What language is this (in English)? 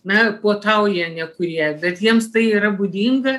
Lithuanian